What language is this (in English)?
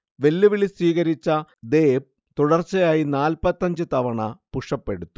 Malayalam